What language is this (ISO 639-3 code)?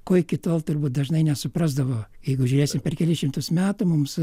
lit